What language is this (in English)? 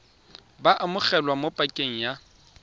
Tswana